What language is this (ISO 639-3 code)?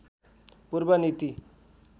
nep